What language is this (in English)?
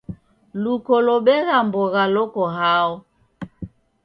Taita